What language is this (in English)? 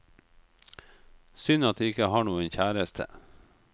Norwegian